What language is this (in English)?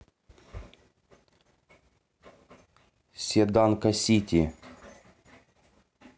Russian